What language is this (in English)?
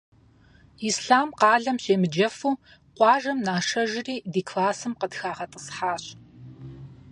Kabardian